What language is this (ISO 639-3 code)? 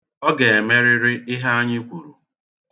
ibo